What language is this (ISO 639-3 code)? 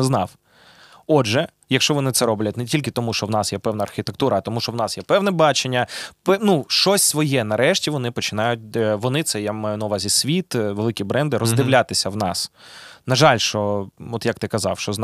ukr